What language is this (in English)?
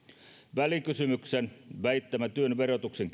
Finnish